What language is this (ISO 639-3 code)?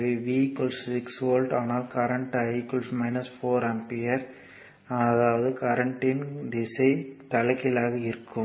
tam